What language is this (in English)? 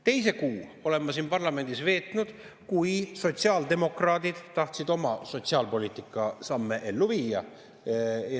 Estonian